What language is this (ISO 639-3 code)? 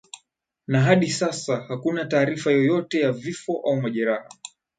swa